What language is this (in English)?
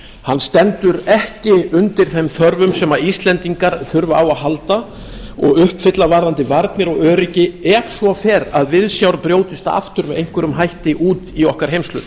Icelandic